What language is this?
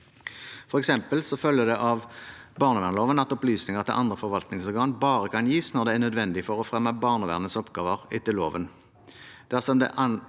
Norwegian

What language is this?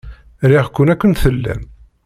Kabyle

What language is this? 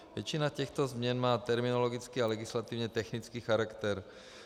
Czech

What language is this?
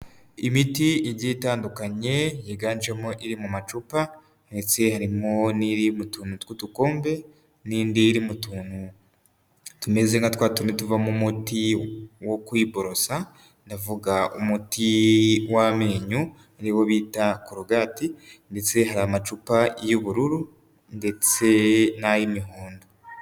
Kinyarwanda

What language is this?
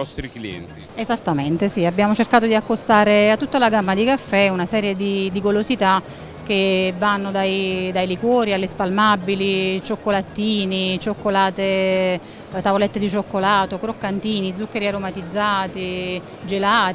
Italian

